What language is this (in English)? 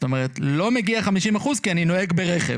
Hebrew